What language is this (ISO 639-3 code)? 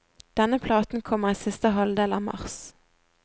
nor